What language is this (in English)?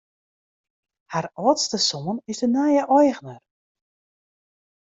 Western Frisian